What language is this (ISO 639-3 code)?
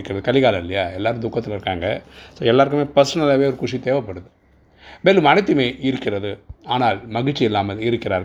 tam